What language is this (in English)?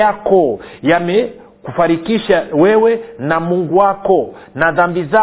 Swahili